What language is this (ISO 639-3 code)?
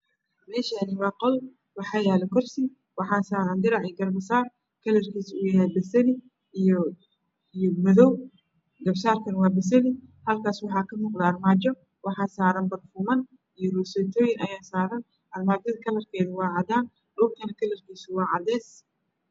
som